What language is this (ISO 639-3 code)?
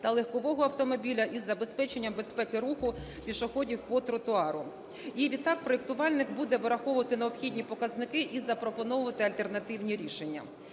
ukr